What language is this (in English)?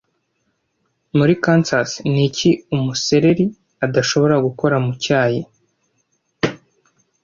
Kinyarwanda